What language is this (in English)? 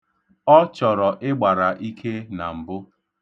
Igbo